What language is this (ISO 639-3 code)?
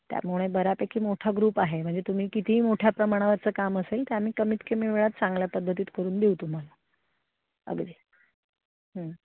mar